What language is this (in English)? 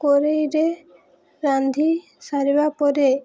Odia